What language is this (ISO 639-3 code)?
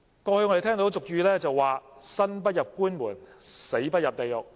yue